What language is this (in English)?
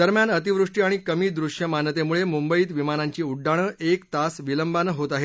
Marathi